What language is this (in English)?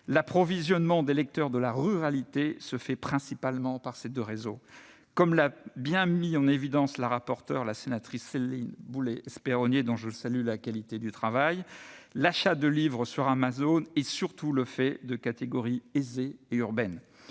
French